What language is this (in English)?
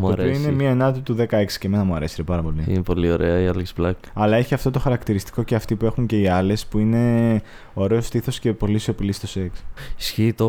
Greek